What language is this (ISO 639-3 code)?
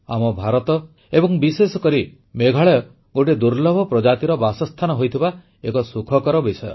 ori